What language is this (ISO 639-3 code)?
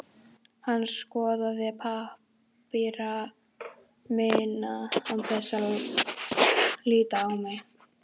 isl